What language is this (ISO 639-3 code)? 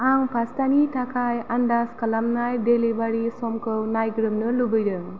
brx